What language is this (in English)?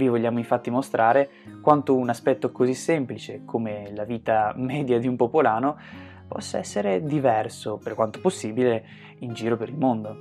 Italian